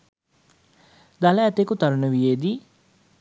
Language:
Sinhala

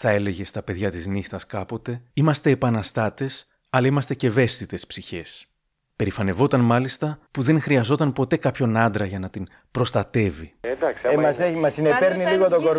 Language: Greek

